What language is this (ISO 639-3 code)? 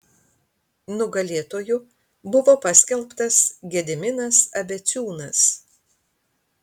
lit